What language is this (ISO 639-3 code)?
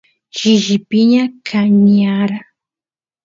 qus